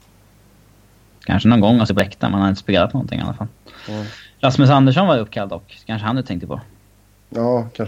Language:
Swedish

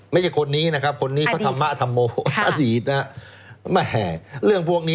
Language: Thai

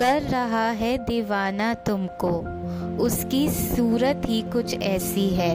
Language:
Hindi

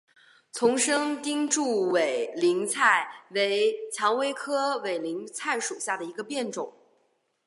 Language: Chinese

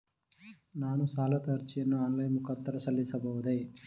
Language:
Kannada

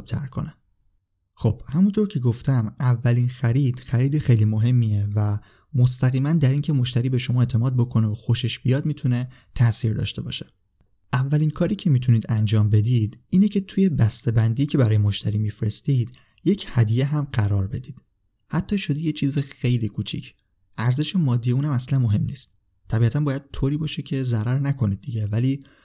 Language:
Persian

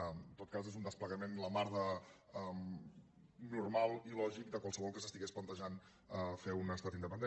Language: Catalan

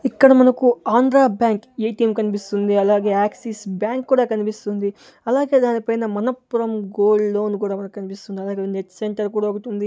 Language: Telugu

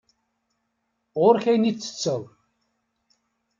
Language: Kabyle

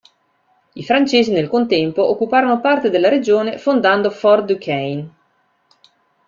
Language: Italian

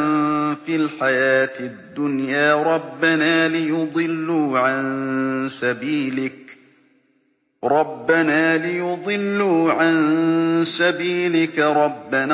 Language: Arabic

